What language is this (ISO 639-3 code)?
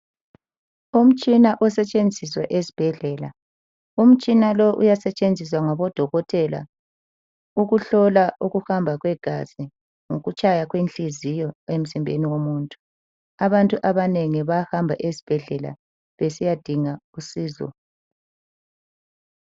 nde